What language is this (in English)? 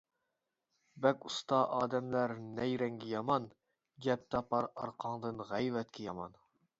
Uyghur